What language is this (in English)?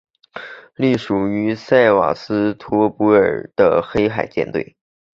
Chinese